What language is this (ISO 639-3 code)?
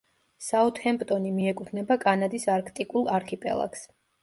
kat